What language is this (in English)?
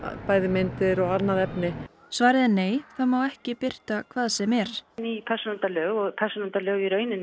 Icelandic